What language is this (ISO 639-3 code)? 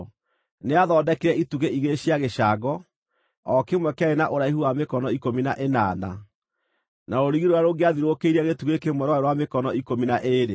kik